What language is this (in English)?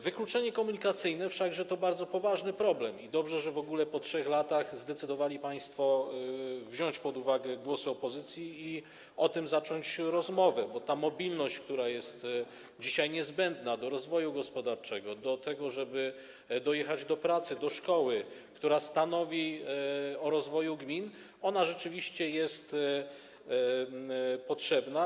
Polish